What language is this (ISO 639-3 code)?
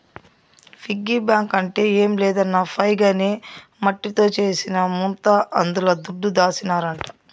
tel